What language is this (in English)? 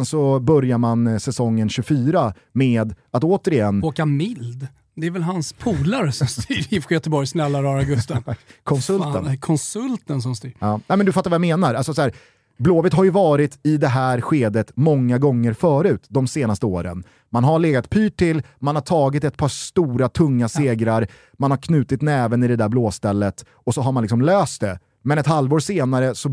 Swedish